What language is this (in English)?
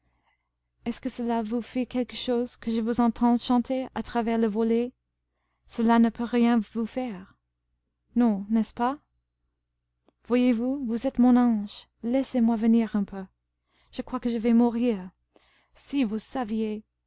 French